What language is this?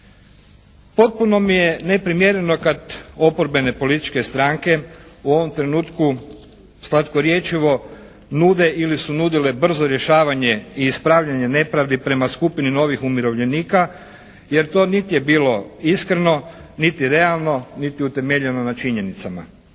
Croatian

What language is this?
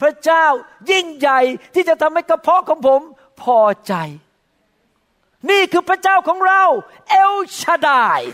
Thai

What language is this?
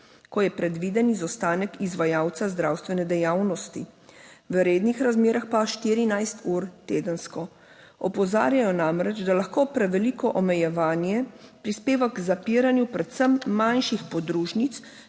Slovenian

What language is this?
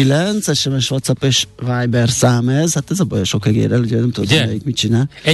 Hungarian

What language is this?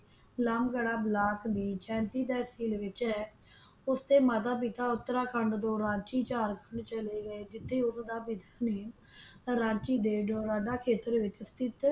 Punjabi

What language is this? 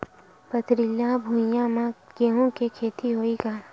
Chhattisgarhi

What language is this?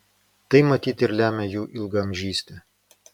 Lithuanian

